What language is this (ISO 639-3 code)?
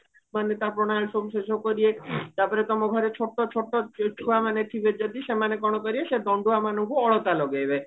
ori